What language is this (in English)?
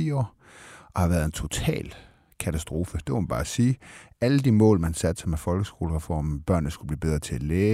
Danish